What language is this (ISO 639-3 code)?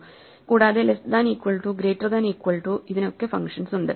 mal